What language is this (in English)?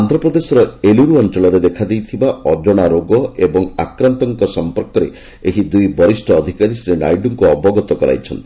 Odia